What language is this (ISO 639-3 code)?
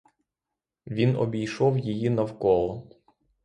ukr